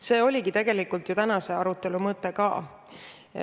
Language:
Estonian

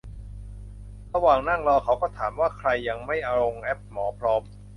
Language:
Thai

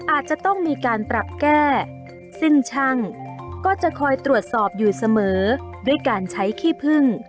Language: Thai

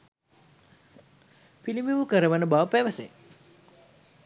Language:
Sinhala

